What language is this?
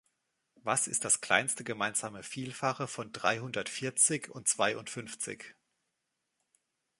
German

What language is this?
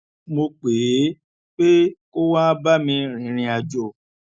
Yoruba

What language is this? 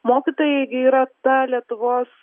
Lithuanian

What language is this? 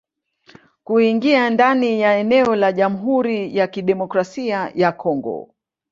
Swahili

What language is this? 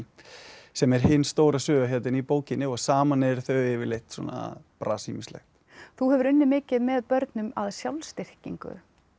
Icelandic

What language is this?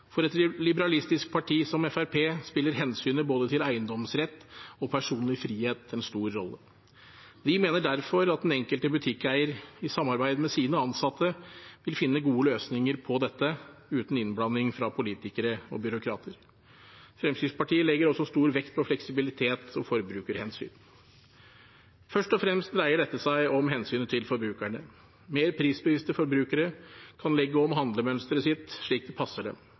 Norwegian Bokmål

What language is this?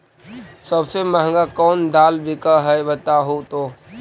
Magahi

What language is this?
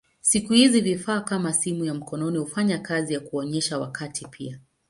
Swahili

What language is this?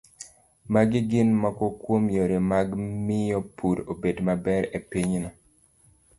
Luo (Kenya and Tanzania)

